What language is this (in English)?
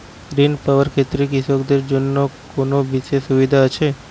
Bangla